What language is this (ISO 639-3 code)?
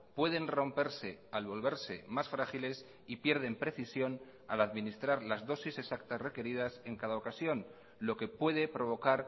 spa